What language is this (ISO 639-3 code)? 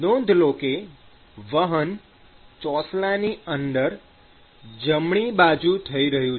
guj